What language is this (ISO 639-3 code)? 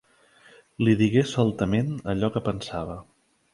cat